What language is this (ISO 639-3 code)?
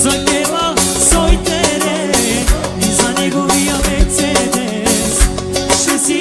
ron